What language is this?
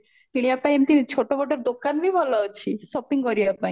Odia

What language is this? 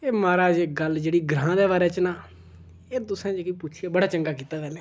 Dogri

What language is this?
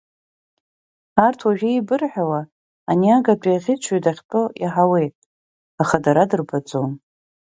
Abkhazian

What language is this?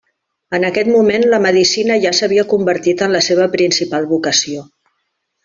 Catalan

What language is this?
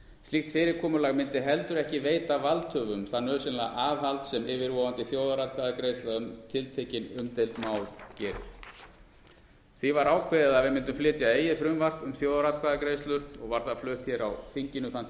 Icelandic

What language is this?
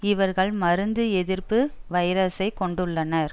Tamil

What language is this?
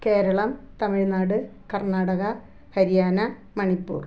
Malayalam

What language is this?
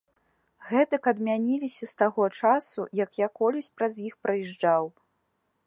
Belarusian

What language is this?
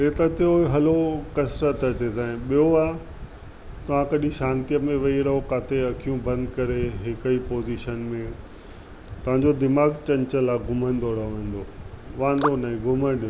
Sindhi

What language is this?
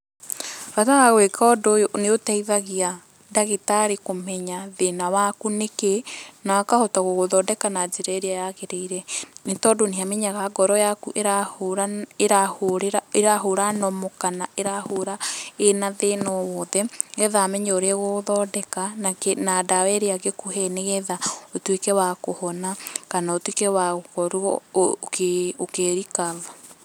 Kikuyu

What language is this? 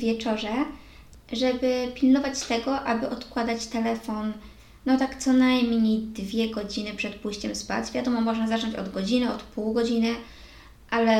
Polish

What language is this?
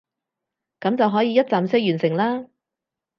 Cantonese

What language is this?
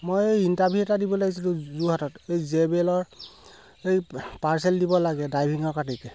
Assamese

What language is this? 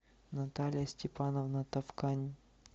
Russian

